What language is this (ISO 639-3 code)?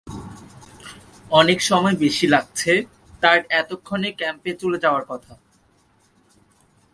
ben